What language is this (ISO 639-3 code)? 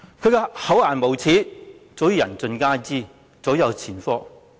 yue